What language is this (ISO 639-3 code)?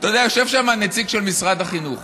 heb